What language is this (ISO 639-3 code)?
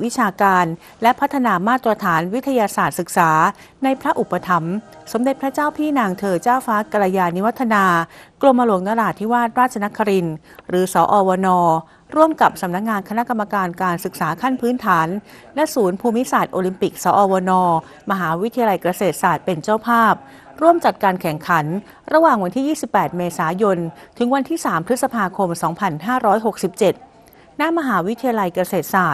tha